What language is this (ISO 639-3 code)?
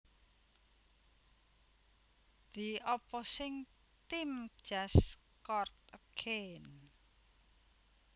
jav